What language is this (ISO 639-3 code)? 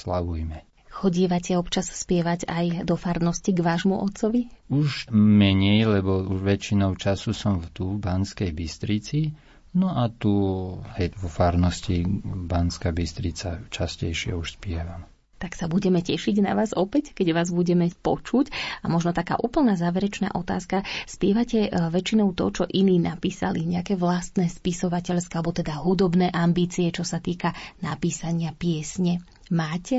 slk